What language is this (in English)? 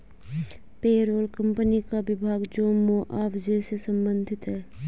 Hindi